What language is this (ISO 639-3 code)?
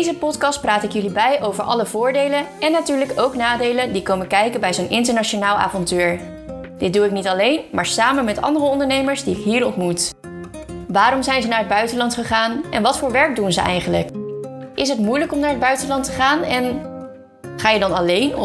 nld